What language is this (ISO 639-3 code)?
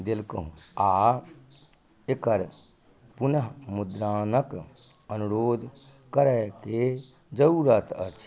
mai